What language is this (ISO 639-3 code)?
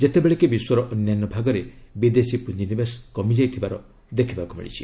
ori